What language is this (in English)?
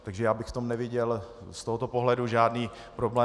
Czech